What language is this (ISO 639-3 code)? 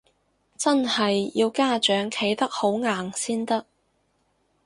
yue